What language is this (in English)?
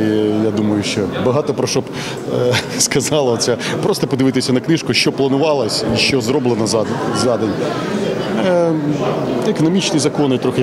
Ukrainian